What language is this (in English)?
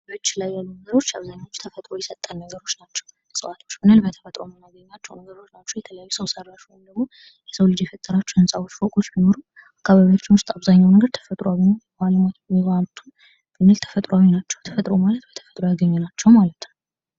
Amharic